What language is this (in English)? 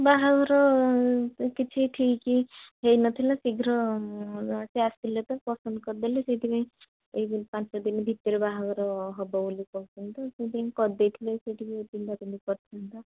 Odia